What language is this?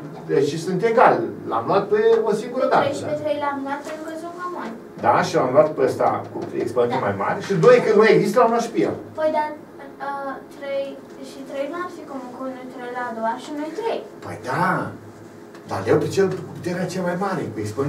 Romanian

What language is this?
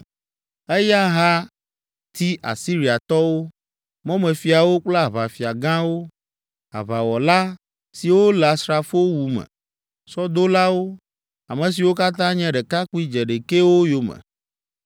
Ewe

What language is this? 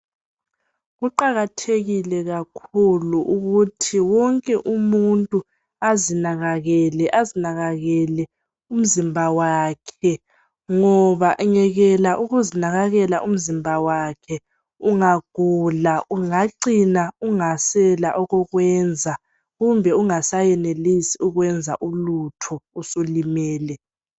North Ndebele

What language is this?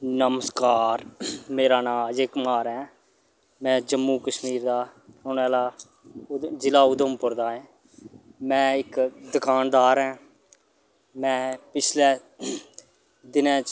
Dogri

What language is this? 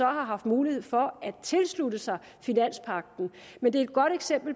Danish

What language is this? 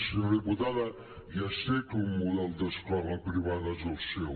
Catalan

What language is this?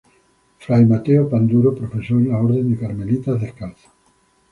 Spanish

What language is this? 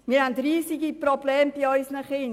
Swiss German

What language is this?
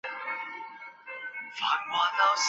Chinese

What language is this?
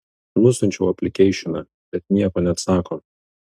Lithuanian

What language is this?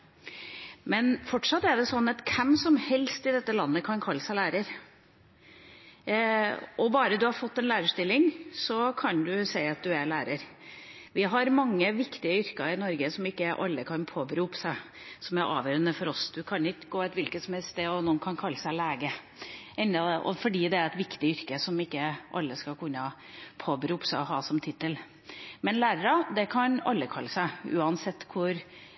Norwegian Bokmål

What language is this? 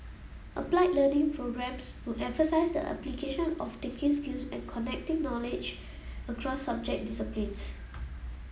English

